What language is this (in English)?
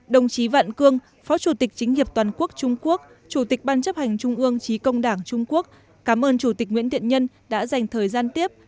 Vietnamese